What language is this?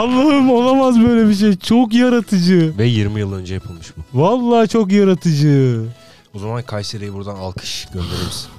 Turkish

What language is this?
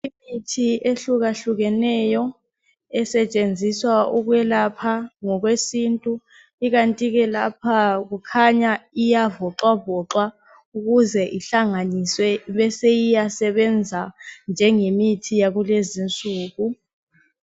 North Ndebele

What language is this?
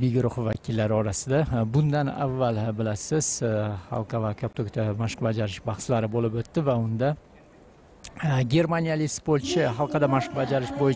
Turkish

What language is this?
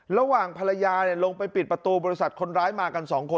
Thai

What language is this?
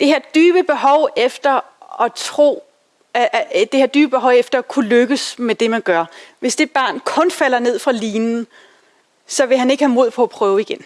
Danish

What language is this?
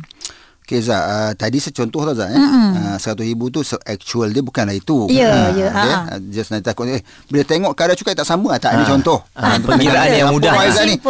Malay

